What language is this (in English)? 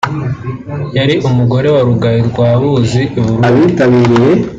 Kinyarwanda